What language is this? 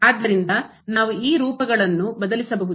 Kannada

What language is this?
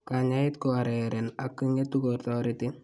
Kalenjin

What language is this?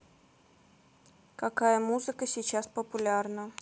Russian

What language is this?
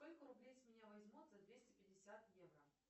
Russian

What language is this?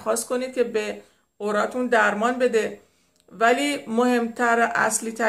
Persian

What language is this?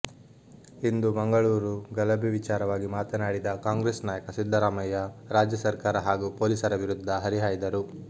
Kannada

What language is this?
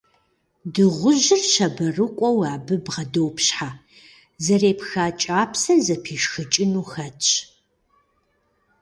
Kabardian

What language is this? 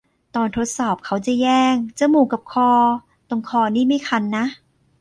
Thai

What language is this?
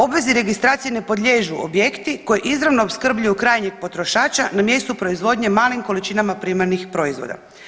Croatian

